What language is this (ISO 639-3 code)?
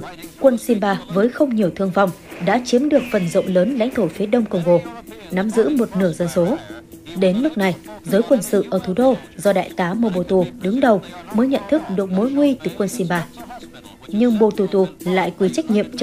vie